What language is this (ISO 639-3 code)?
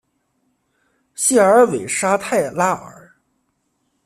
zho